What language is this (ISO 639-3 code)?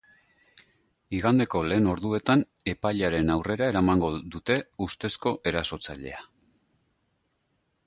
eus